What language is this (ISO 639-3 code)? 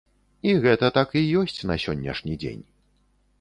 bel